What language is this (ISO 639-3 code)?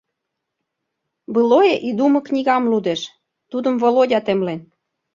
chm